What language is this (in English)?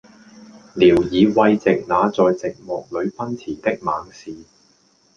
Cantonese